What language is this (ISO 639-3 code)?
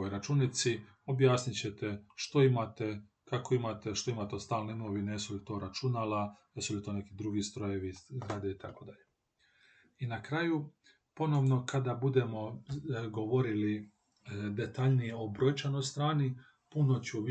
hrv